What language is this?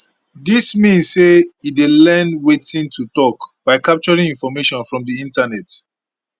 Nigerian Pidgin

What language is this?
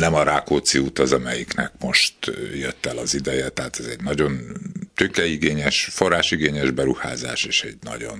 Hungarian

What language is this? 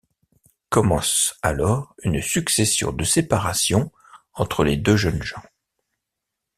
French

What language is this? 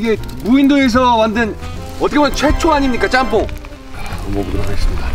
Korean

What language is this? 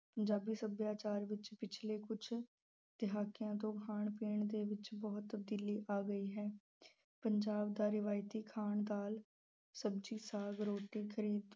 Punjabi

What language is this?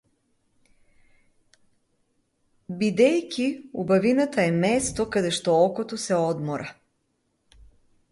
Macedonian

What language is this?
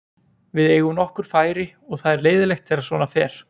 Icelandic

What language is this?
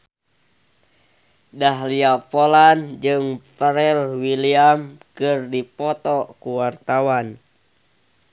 Sundanese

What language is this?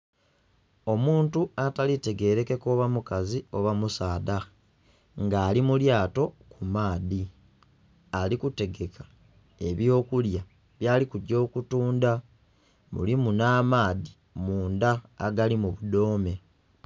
Soga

